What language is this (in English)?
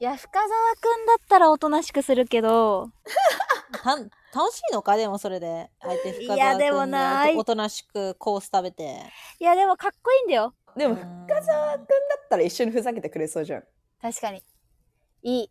Japanese